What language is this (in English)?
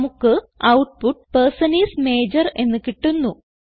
Malayalam